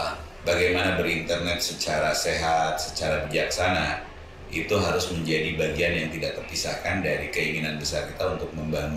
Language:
Indonesian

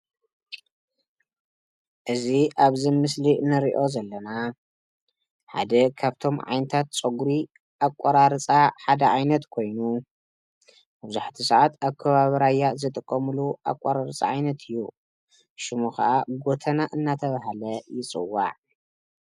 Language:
Tigrinya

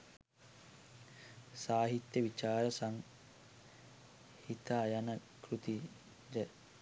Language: Sinhala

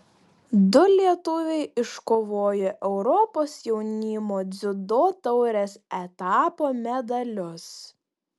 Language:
Lithuanian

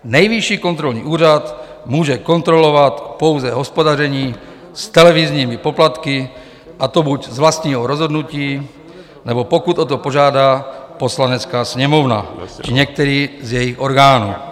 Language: Czech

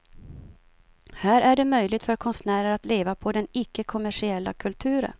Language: Swedish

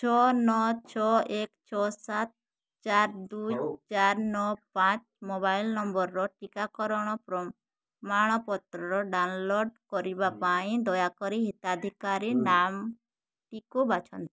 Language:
Odia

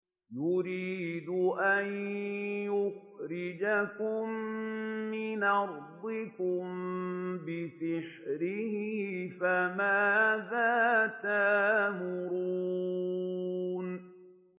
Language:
Arabic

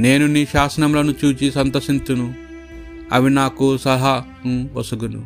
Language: Telugu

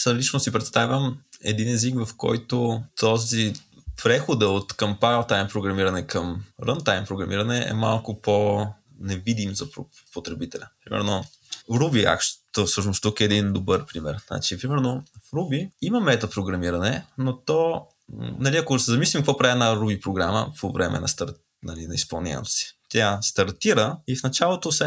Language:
Bulgarian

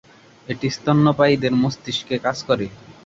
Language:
Bangla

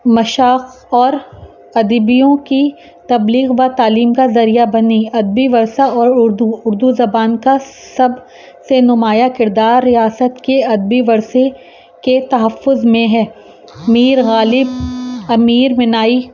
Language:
Urdu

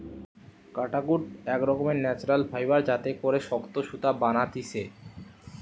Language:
Bangla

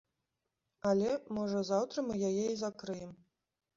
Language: Belarusian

